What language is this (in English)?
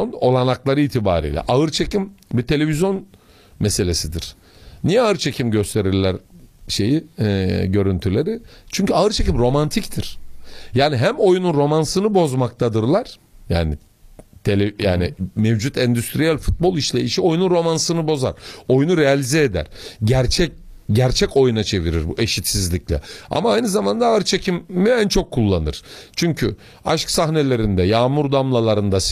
Turkish